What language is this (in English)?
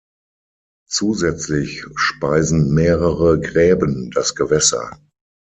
German